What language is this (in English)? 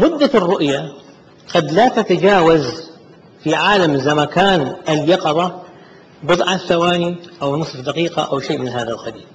Arabic